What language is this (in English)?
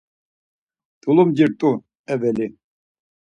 Laz